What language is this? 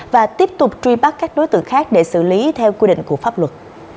Vietnamese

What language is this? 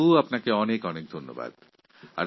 Bangla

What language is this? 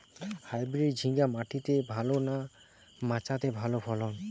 Bangla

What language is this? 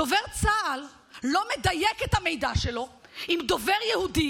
Hebrew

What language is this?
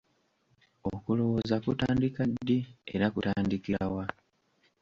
Ganda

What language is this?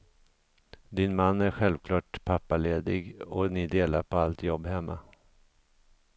Swedish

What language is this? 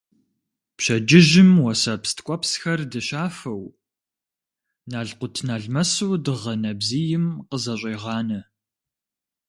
Kabardian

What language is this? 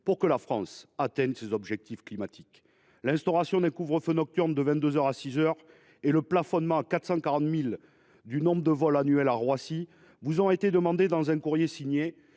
French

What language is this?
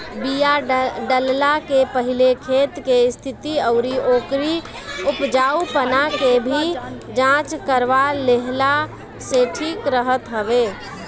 Bhojpuri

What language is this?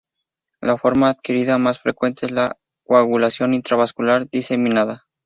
Spanish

